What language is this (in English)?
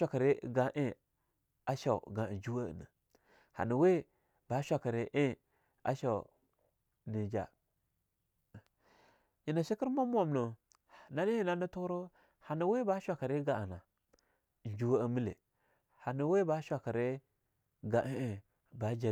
Longuda